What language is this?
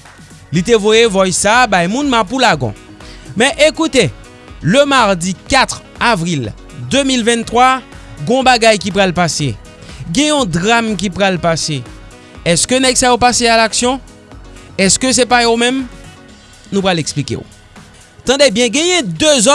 French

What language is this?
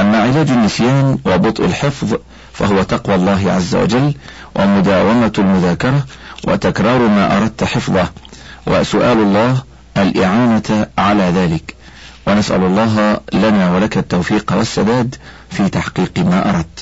Arabic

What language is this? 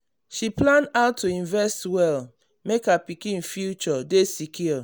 Nigerian Pidgin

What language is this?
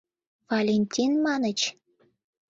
Mari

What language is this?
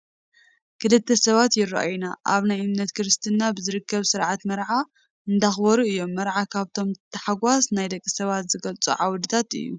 Tigrinya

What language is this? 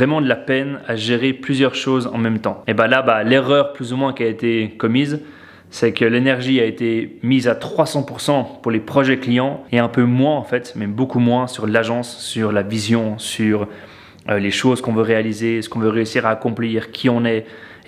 French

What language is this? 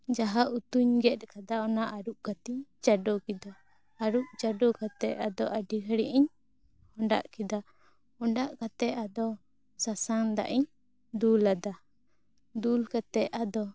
Santali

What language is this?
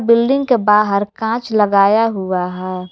Hindi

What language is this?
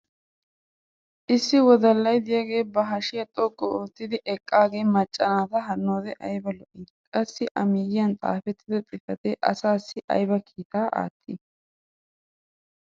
Wolaytta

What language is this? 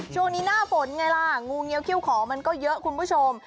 Thai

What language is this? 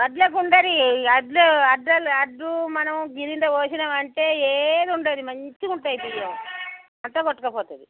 Telugu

